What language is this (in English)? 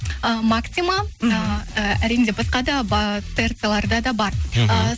Kazakh